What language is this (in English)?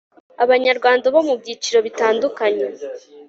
Kinyarwanda